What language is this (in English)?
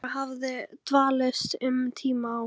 Icelandic